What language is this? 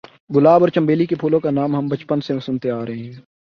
Urdu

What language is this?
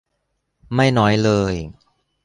Thai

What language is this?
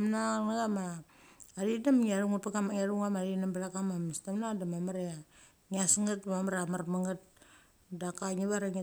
Mali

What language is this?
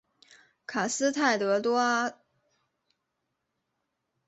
Chinese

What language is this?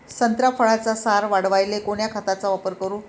Marathi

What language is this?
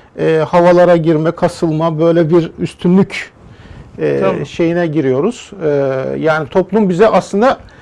Turkish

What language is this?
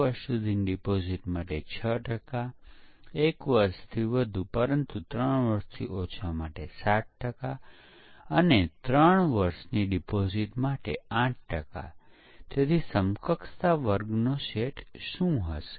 Gujarati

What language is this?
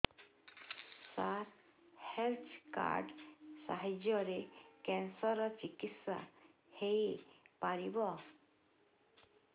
Odia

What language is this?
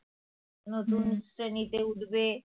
Bangla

